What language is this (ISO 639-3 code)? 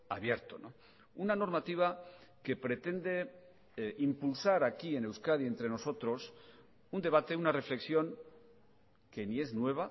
spa